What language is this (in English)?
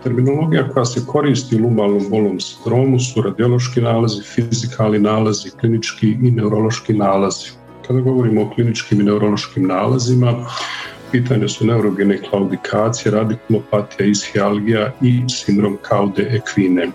Croatian